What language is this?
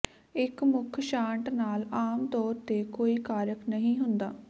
Punjabi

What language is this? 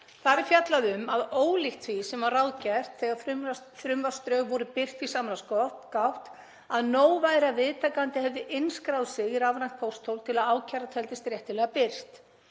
Icelandic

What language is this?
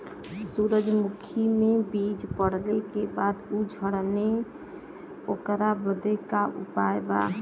Bhojpuri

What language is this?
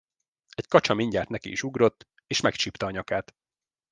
Hungarian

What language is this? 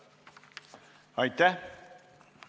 Estonian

